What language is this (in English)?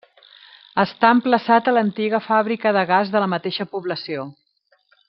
Catalan